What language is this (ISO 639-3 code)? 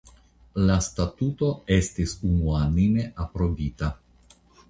epo